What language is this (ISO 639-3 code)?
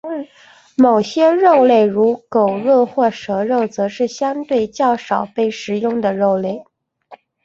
zho